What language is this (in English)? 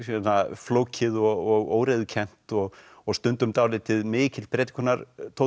Icelandic